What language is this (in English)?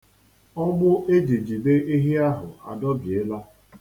Igbo